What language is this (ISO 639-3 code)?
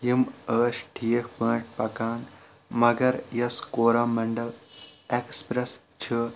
kas